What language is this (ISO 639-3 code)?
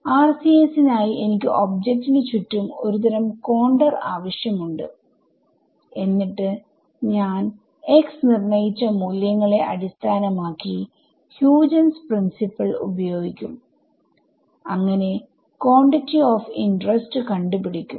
mal